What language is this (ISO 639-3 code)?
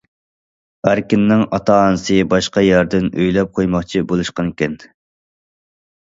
uig